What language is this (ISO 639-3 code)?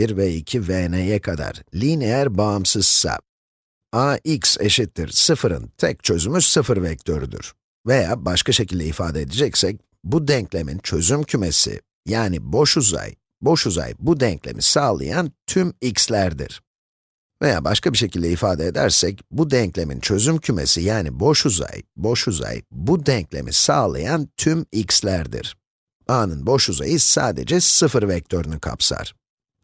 tur